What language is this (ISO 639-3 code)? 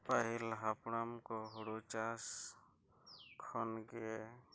sat